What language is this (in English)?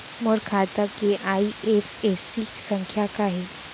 Chhattisgarhi